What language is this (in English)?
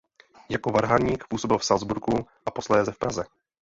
Czech